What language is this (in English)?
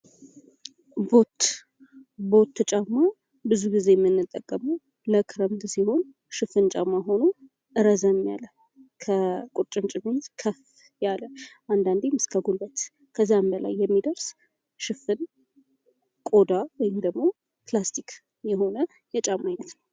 Amharic